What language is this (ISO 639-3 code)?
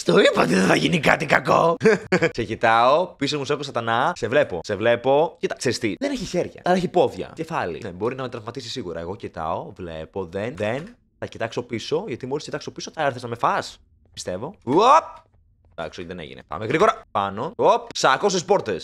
ell